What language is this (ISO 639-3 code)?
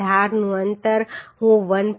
guj